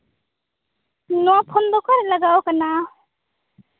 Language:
Santali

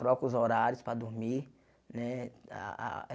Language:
Portuguese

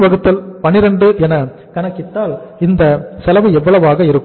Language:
Tamil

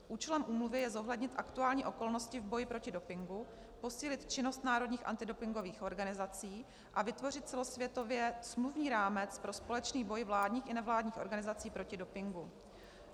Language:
Czech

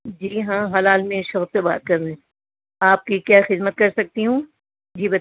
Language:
Urdu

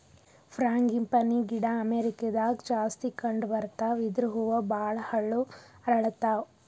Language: Kannada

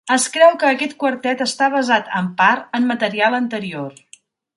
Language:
Catalan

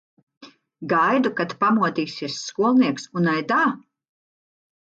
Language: Latvian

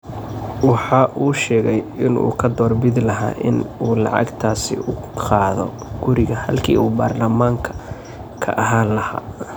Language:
Somali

